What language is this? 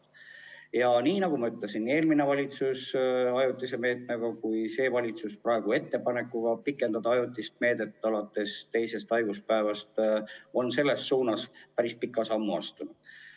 Estonian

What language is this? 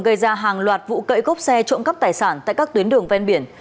Vietnamese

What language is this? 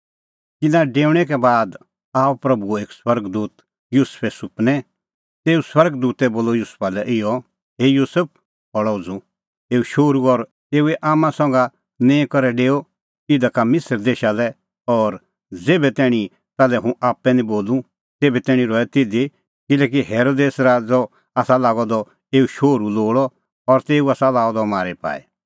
Kullu Pahari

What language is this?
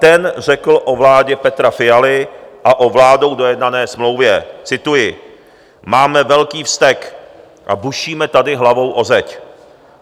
Czech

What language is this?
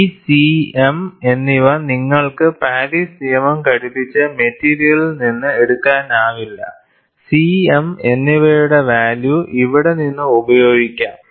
Malayalam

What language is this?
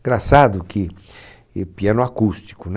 Portuguese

